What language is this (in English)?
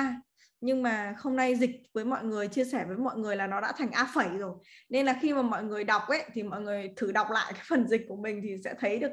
Vietnamese